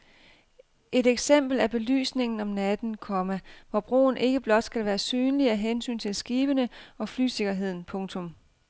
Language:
Danish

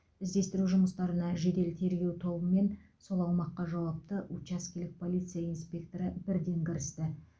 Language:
Kazakh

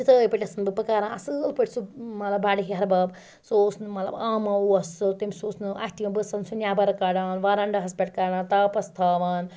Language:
Kashmiri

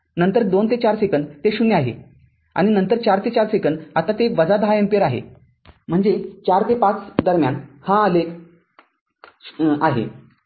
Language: Marathi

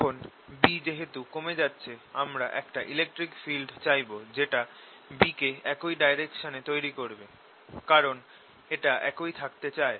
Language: Bangla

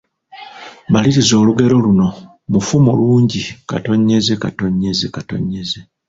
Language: Ganda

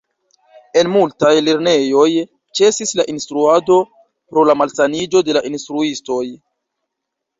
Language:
Esperanto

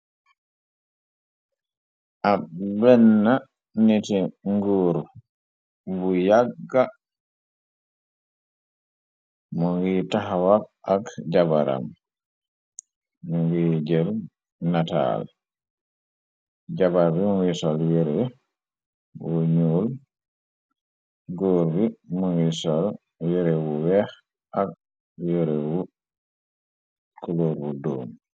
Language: Wolof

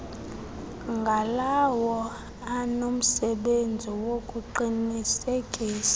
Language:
Xhosa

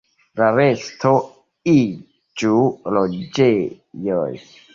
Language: Esperanto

